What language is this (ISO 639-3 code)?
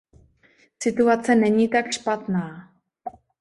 ces